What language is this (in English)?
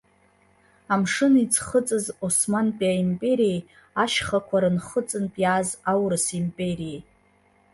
Abkhazian